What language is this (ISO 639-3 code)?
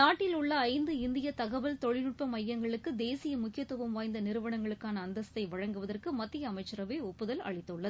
tam